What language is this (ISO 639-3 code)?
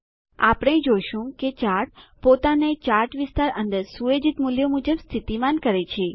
guj